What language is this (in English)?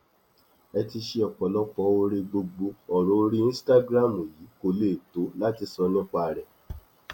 Yoruba